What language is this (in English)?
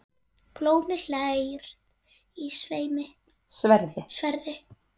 Icelandic